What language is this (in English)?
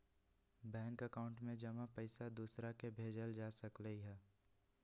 Magahi